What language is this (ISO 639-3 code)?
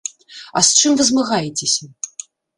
bel